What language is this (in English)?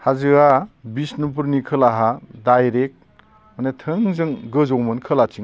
Bodo